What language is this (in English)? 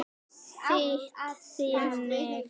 Icelandic